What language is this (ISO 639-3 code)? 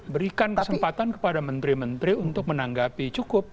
ind